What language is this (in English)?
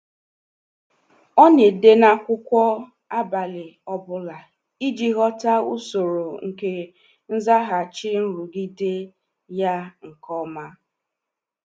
Igbo